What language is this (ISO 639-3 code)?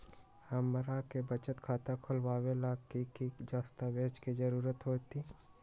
mag